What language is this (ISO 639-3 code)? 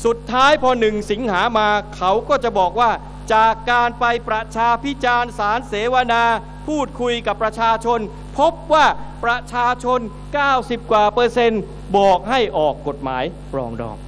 tha